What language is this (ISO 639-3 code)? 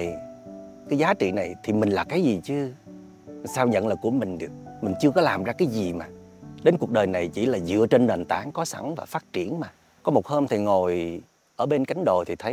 vie